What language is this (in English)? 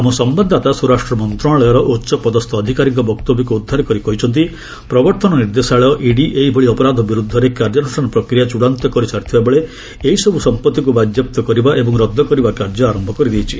Odia